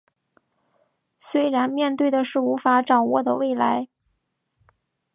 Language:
Chinese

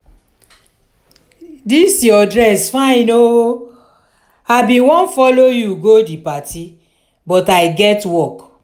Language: Nigerian Pidgin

